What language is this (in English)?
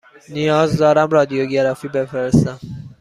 Persian